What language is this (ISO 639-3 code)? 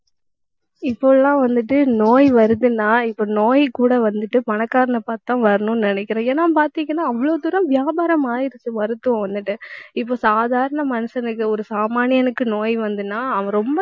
tam